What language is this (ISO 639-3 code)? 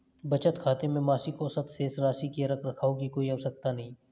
hin